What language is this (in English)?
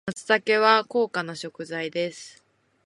Japanese